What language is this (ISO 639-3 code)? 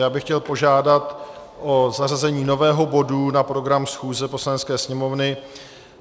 ces